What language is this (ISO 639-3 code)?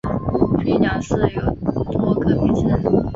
zho